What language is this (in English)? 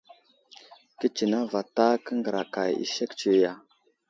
Wuzlam